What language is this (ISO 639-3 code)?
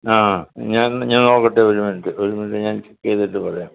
mal